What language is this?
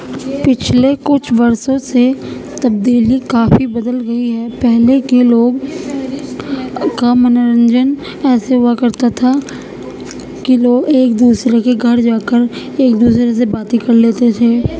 Urdu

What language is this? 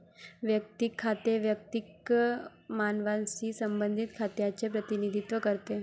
Marathi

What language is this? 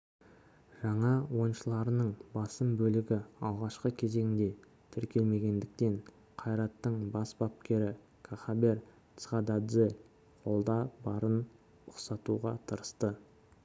Kazakh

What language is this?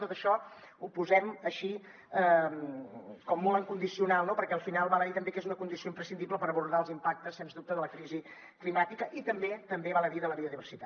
Catalan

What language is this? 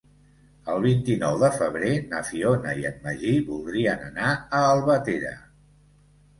Catalan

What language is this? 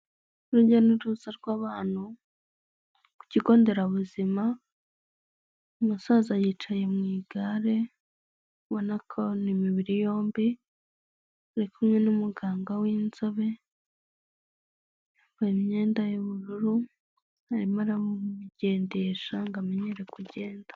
Kinyarwanda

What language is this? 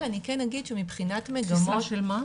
Hebrew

